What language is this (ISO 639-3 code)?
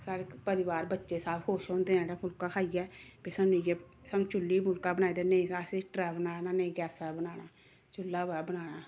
doi